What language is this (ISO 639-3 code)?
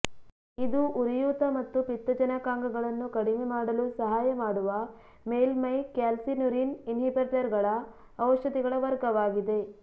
kan